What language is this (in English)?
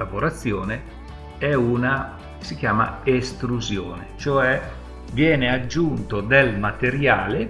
Italian